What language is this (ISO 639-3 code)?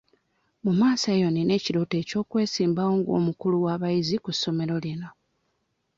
lug